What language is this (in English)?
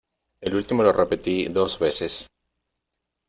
Spanish